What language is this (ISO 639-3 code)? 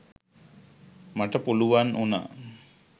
sin